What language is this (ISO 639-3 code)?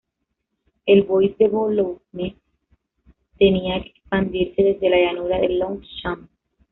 spa